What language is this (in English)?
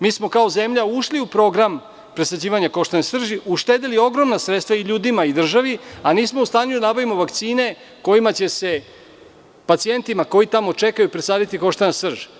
Serbian